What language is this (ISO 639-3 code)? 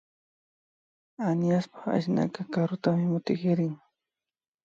qvi